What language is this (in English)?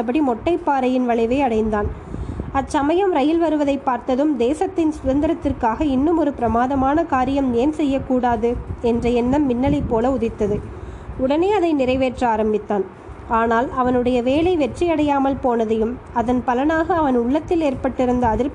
Tamil